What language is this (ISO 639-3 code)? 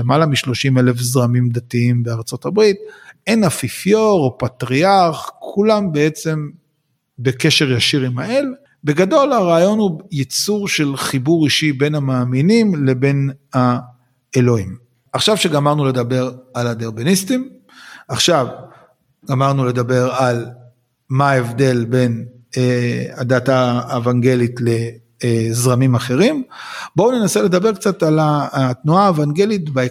heb